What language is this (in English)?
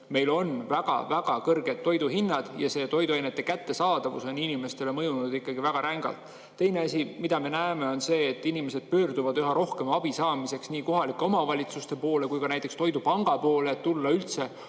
Estonian